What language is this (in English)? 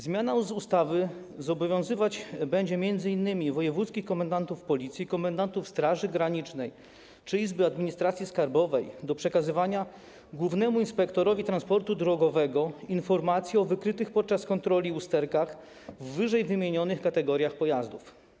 Polish